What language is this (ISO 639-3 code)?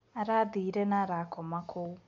kik